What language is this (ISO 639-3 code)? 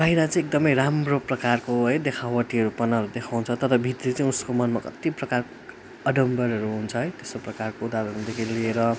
nep